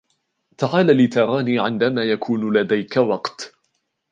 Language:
Arabic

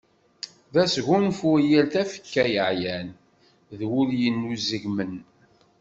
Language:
Kabyle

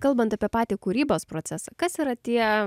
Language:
Lithuanian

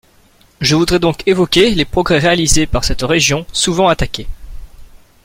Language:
French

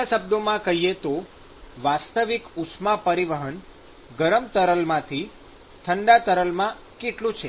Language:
Gujarati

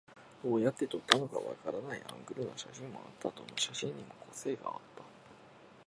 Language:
Japanese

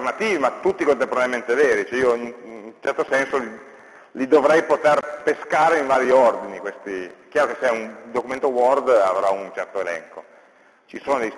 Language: Italian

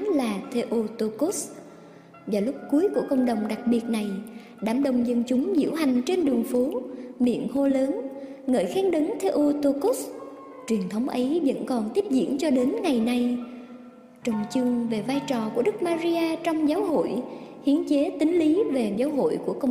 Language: Vietnamese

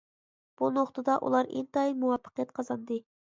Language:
Uyghur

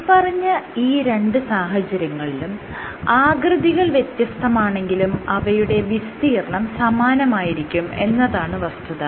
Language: Malayalam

